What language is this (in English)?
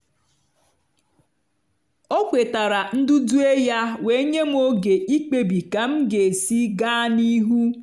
Igbo